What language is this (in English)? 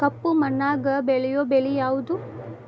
Kannada